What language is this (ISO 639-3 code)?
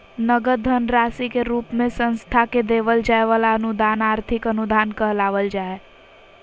mag